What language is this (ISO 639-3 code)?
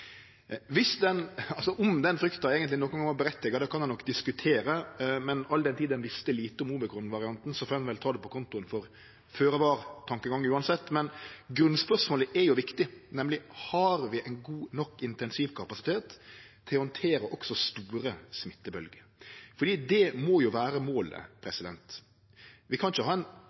nno